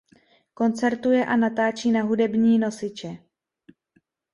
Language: Czech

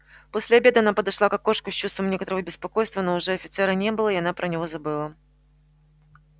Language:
Russian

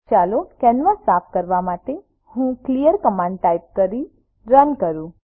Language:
Gujarati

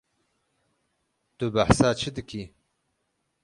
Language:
Kurdish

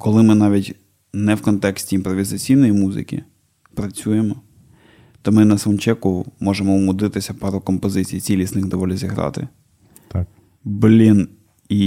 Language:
Ukrainian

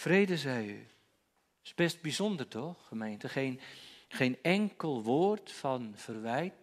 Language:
Dutch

